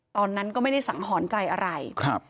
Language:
Thai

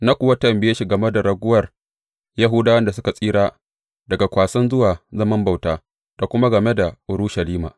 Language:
Hausa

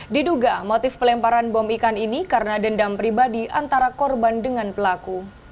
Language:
Indonesian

